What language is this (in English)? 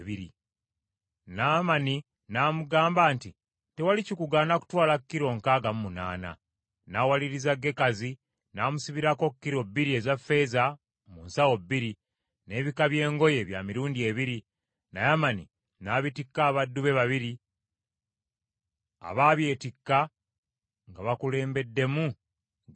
Ganda